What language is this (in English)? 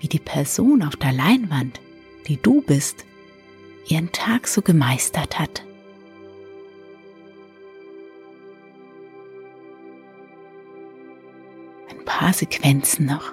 German